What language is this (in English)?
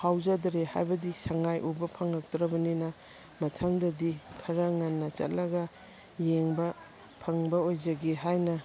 Manipuri